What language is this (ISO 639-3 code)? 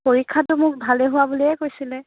asm